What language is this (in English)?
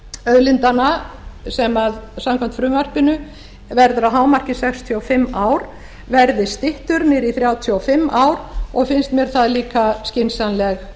Icelandic